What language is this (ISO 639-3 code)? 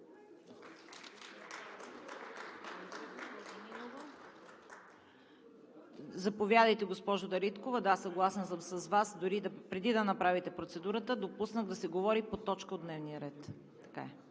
bul